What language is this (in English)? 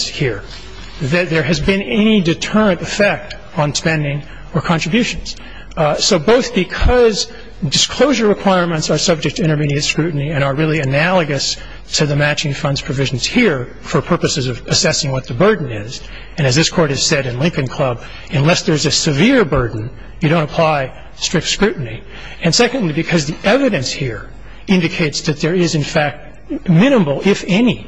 English